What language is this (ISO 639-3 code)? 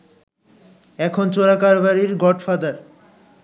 ben